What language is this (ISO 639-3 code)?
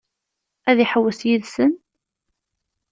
kab